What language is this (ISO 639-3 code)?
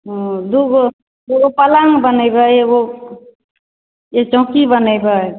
mai